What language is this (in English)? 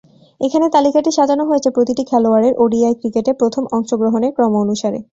Bangla